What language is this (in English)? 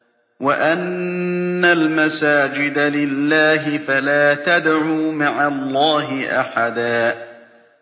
Arabic